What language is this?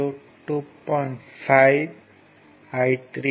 Tamil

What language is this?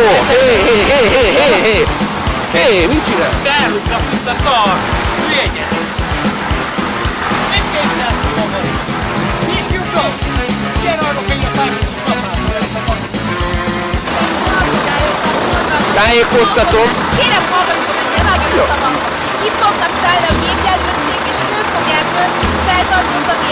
Hungarian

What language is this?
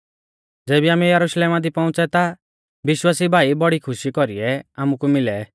Mahasu Pahari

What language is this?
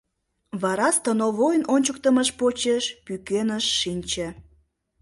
Mari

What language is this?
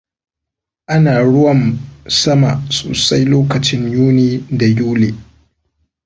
Hausa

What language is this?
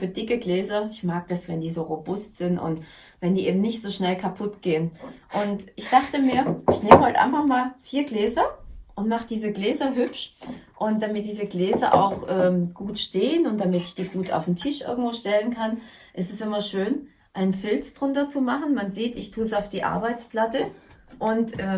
German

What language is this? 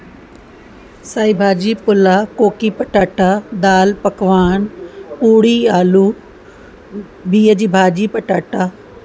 Sindhi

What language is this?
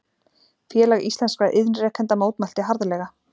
Icelandic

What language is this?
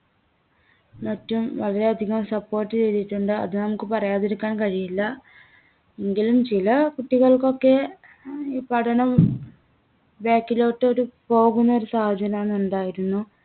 Malayalam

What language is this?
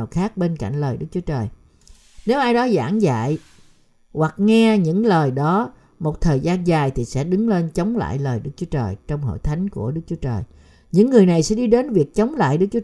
Vietnamese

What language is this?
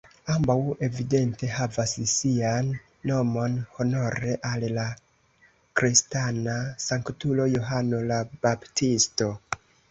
Esperanto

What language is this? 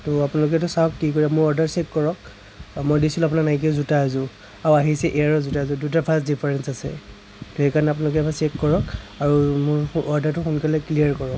Assamese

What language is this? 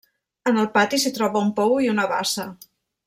Catalan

